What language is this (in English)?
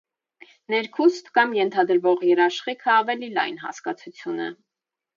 Armenian